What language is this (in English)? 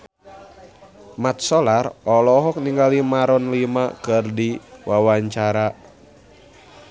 Sundanese